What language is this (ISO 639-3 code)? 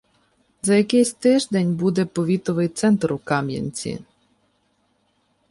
ukr